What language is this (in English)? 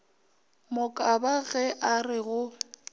Northern Sotho